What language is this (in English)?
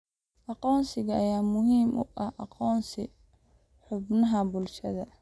Somali